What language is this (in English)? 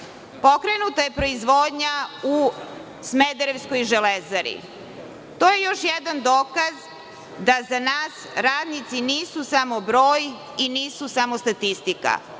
Serbian